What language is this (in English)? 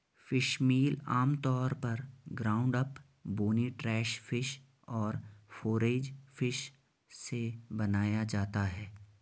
Hindi